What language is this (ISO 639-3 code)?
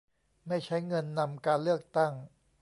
tha